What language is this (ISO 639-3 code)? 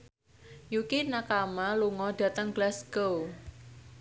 jav